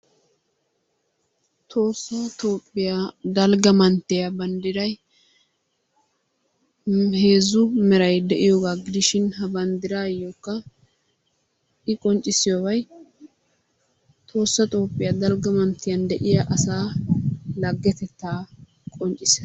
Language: Wolaytta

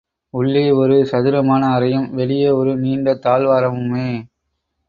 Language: Tamil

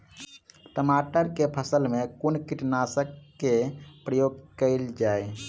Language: Maithili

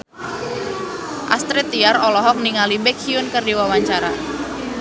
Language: Sundanese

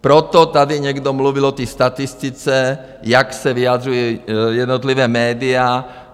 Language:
Czech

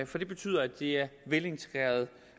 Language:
Danish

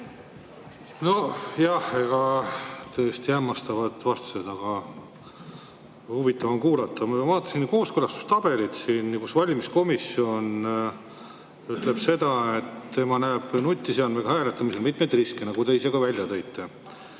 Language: Estonian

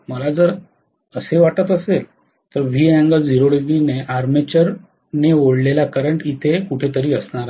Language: Marathi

